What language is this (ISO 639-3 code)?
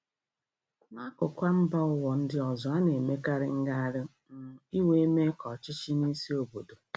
ibo